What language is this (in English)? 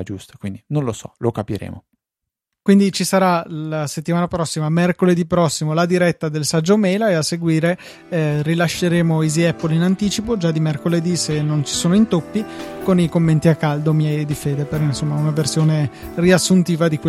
Italian